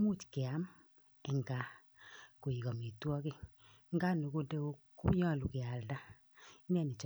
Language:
Kalenjin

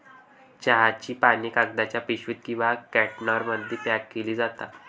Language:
Marathi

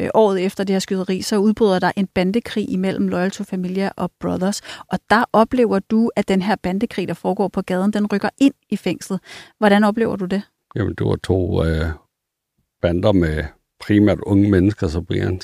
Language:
Danish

